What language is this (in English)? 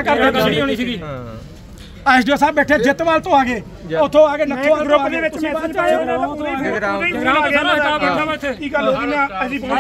Punjabi